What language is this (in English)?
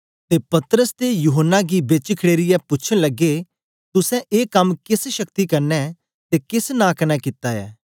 Dogri